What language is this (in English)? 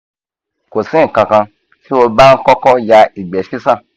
Yoruba